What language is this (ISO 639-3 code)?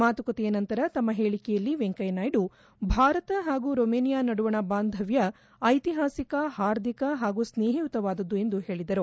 kan